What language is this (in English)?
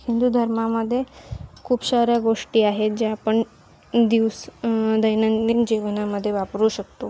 Marathi